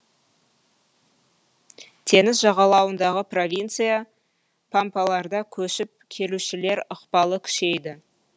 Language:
Kazakh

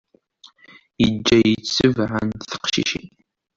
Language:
Kabyle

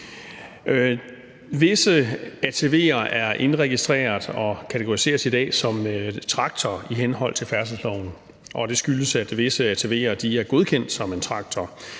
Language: Danish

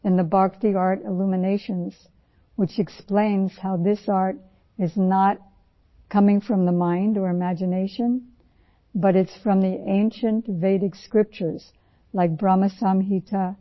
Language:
Urdu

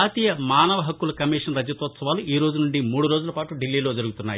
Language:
Telugu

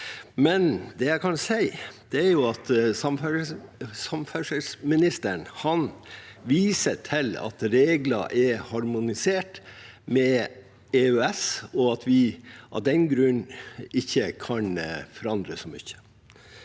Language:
Norwegian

